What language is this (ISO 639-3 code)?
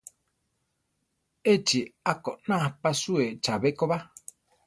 tar